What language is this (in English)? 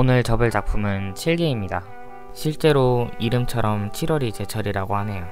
Korean